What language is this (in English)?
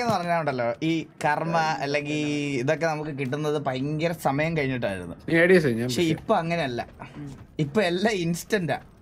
Malayalam